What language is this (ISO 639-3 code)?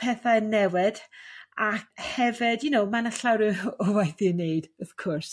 cym